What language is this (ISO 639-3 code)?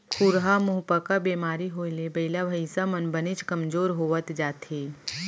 hne